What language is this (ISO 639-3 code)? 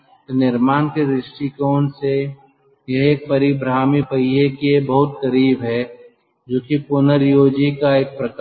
hin